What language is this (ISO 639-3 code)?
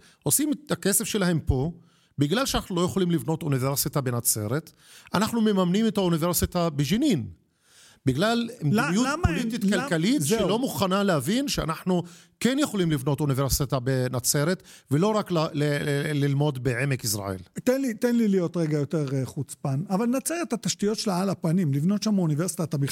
heb